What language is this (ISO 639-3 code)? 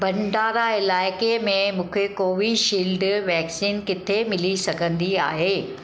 snd